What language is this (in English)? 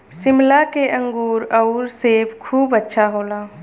Bhojpuri